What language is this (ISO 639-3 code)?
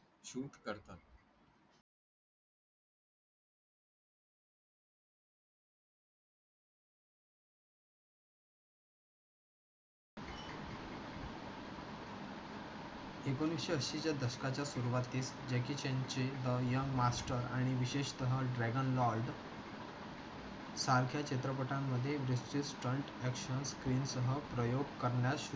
mar